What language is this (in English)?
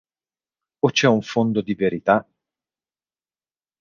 Italian